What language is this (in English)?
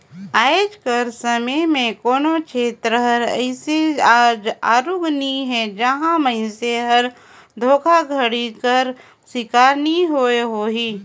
Chhattisgarhi